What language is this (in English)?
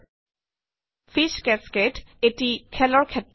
Assamese